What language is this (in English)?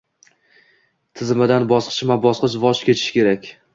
Uzbek